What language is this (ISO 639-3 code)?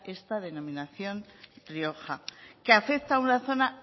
spa